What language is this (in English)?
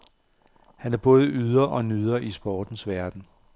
Danish